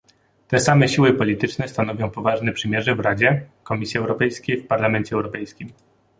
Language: Polish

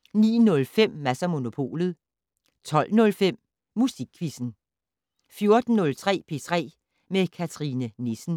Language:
Danish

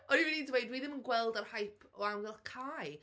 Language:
Welsh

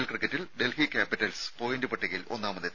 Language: Malayalam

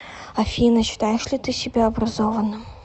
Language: Russian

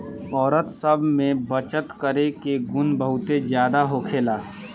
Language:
Bhojpuri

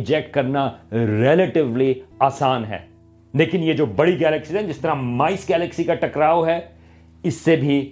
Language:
Urdu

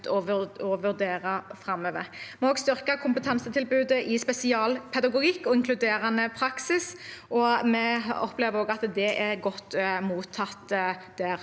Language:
Norwegian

